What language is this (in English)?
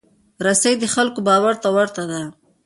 Pashto